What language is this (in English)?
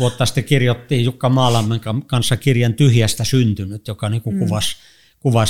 Finnish